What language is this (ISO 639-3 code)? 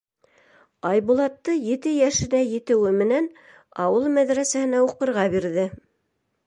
bak